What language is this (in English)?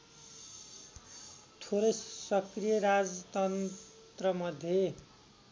Nepali